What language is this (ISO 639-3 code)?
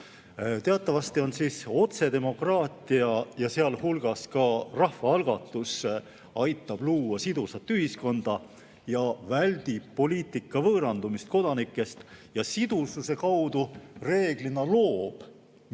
est